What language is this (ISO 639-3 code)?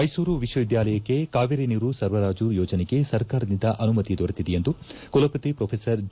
kan